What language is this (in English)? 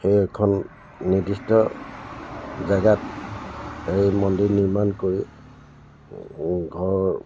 Assamese